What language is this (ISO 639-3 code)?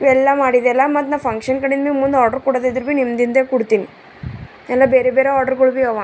kan